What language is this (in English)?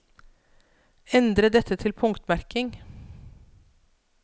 Norwegian